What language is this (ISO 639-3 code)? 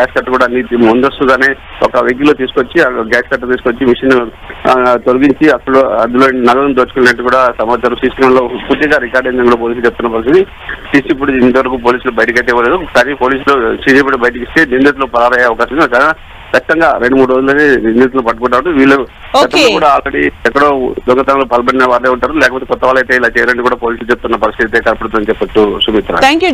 tel